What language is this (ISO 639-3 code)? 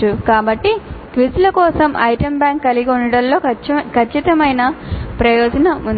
tel